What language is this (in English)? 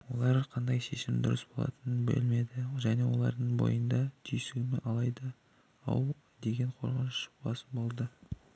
Kazakh